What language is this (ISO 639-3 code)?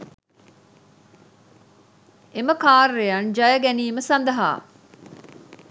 sin